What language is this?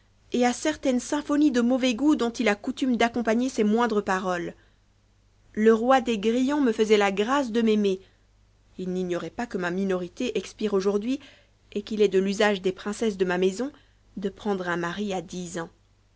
French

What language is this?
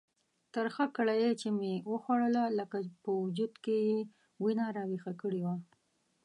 Pashto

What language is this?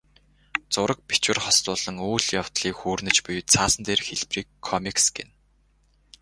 Mongolian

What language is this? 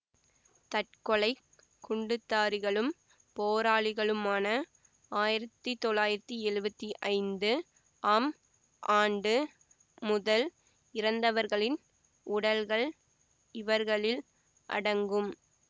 Tamil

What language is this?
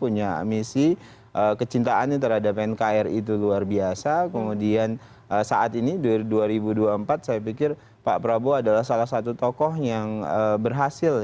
Indonesian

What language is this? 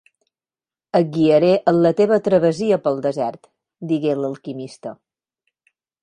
Catalan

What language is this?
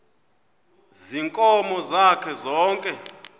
Xhosa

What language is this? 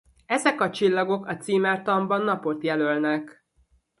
Hungarian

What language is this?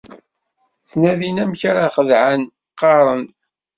Kabyle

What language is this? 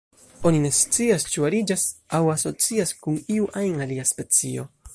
Esperanto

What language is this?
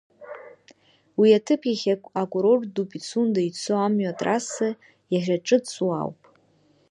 Abkhazian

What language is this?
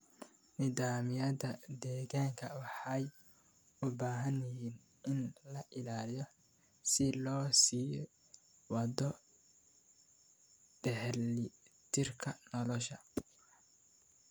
Somali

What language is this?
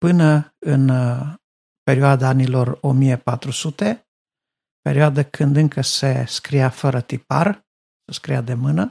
Romanian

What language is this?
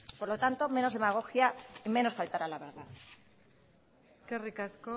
Spanish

